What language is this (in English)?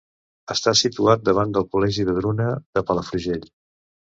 Catalan